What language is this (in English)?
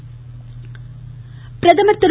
Tamil